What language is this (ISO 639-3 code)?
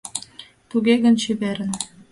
chm